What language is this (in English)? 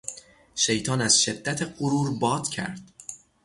Persian